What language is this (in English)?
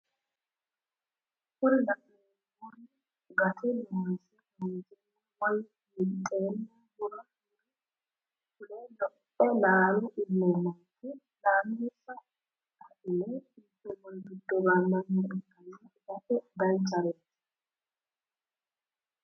Sidamo